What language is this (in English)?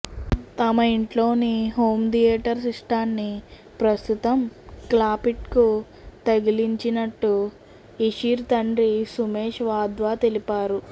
Telugu